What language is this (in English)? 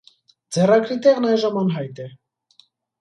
Armenian